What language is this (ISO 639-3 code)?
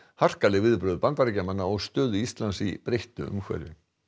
isl